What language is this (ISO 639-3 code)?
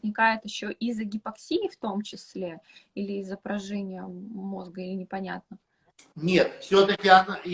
rus